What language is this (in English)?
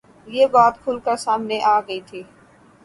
Urdu